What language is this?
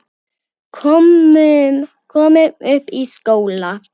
Icelandic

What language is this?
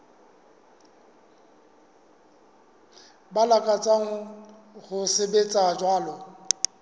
Southern Sotho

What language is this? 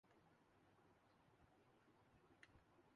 Urdu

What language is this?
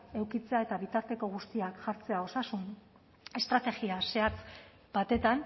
Basque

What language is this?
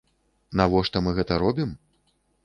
Belarusian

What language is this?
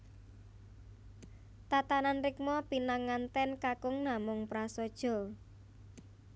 Javanese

